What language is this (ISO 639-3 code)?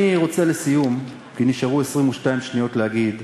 heb